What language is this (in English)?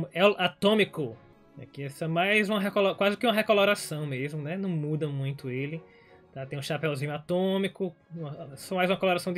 Portuguese